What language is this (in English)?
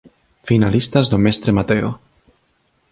Galician